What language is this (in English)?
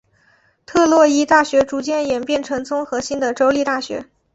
Chinese